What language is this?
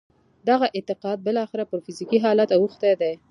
Pashto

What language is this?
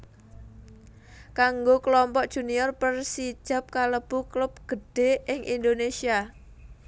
Javanese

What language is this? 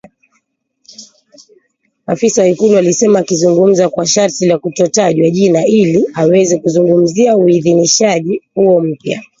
Swahili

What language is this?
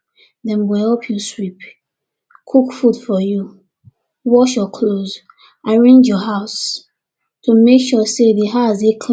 Nigerian Pidgin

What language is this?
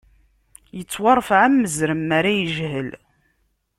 Kabyle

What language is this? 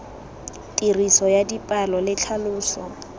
Tswana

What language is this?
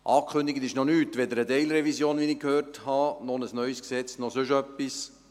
Swiss German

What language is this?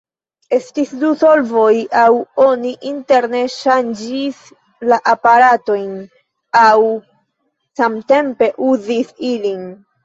Esperanto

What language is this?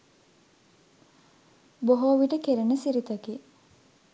Sinhala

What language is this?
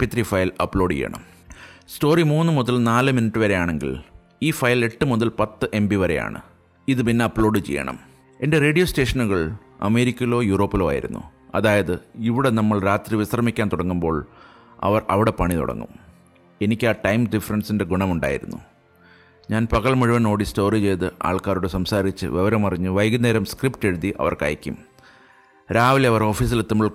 Malayalam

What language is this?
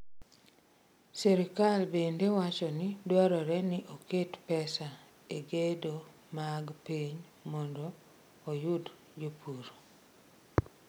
Luo (Kenya and Tanzania)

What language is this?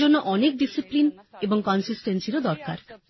Bangla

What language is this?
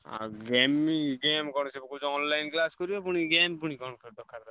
Odia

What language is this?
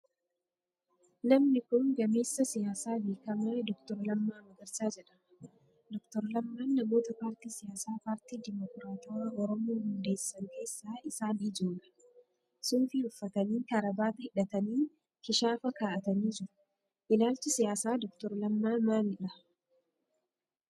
Oromo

